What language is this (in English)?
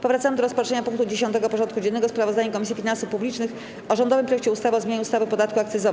Polish